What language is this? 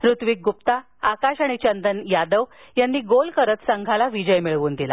Marathi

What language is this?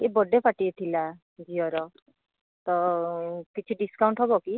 Odia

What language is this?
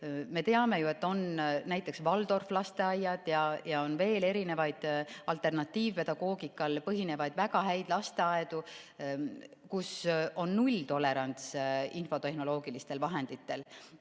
Estonian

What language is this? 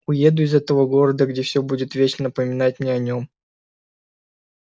Russian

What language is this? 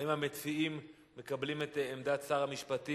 Hebrew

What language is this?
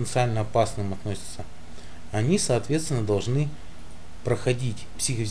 Russian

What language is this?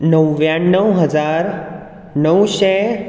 Konkani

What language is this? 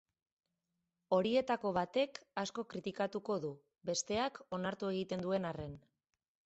Basque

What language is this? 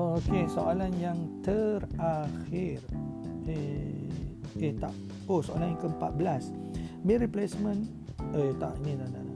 Malay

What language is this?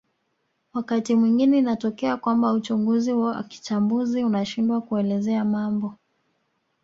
Swahili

